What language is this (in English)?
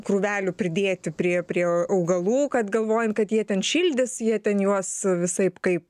Lithuanian